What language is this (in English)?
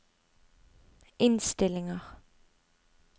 Norwegian